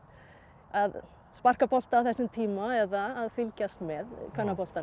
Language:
Icelandic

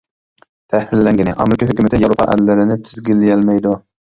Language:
Uyghur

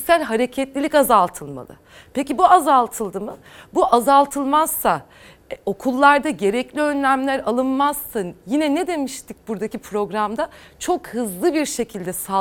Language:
Turkish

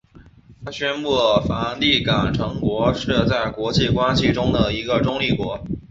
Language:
Chinese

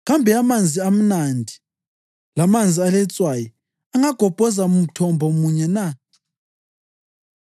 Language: North Ndebele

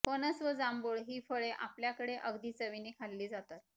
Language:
Marathi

